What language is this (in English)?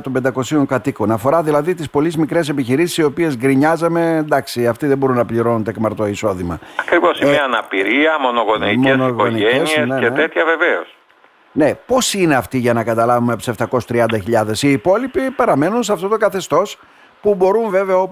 Greek